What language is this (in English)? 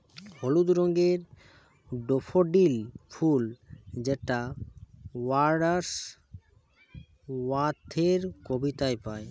Bangla